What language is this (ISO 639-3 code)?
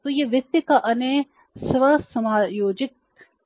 hin